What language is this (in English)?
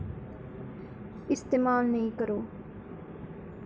Dogri